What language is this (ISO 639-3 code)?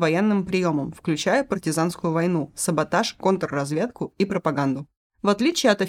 rus